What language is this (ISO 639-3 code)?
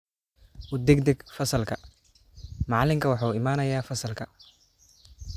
som